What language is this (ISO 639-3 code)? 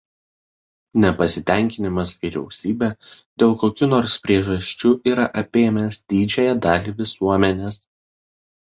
lit